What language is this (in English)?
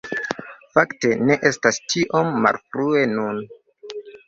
Esperanto